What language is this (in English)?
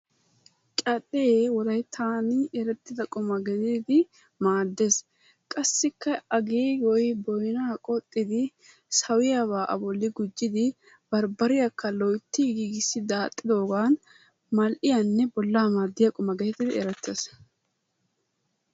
Wolaytta